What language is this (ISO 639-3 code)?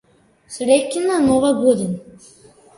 mkd